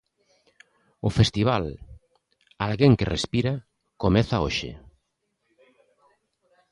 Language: Galician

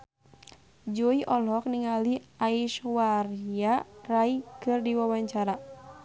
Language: Sundanese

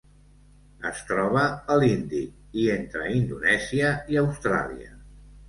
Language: Catalan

